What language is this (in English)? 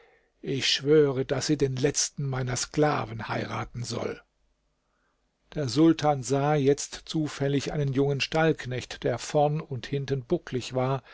German